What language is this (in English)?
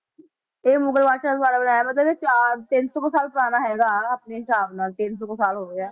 Punjabi